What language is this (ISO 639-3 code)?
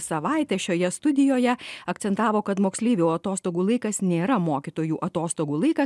lit